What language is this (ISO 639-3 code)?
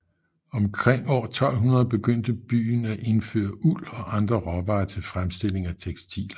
dan